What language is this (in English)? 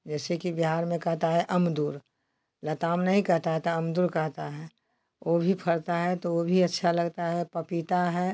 Hindi